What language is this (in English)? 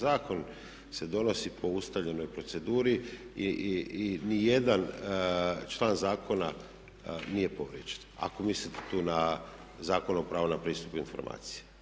Croatian